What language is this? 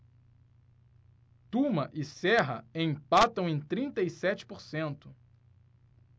Portuguese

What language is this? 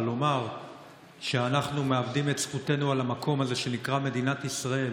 Hebrew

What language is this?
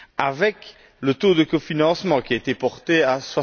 French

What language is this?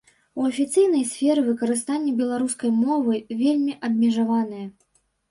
Belarusian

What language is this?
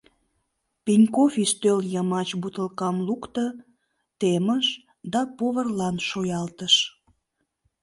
Mari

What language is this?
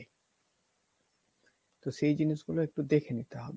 Bangla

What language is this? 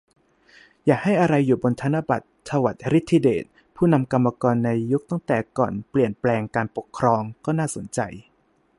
Thai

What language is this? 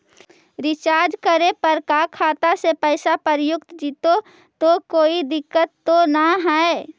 Magahi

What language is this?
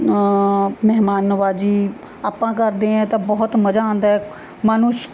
Punjabi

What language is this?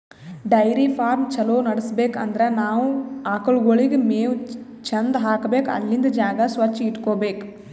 Kannada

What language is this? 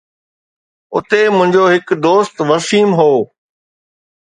Sindhi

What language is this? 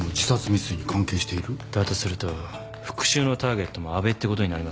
Japanese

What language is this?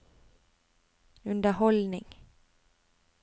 Norwegian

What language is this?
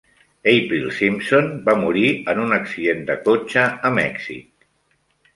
Catalan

